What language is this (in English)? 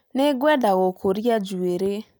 Kikuyu